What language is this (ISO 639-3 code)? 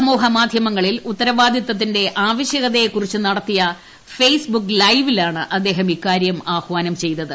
mal